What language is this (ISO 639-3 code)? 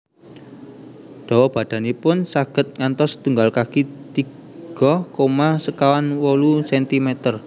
jav